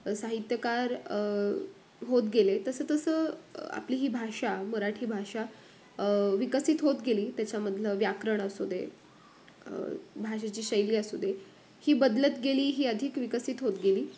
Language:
Marathi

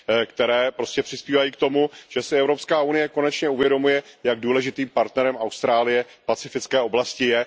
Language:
Czech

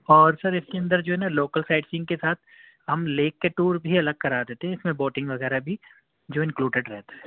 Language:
Urdu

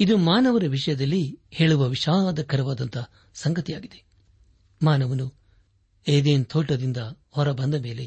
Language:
Kannada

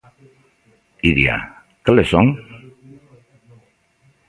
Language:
Galician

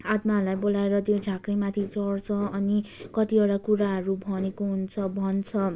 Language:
Nepali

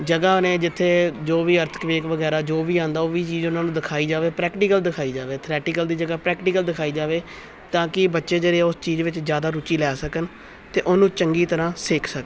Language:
Punjabi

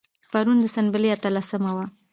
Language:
Pashto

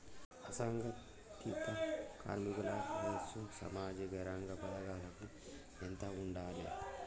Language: Telugu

